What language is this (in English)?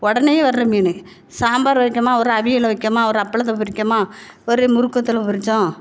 Tamil